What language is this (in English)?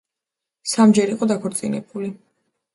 Georgian